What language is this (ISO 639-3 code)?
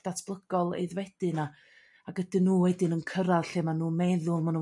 cym